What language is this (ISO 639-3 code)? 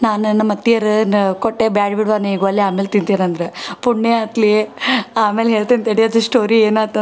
kan